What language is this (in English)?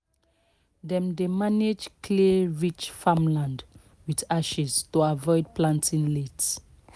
Nigerian Pidgin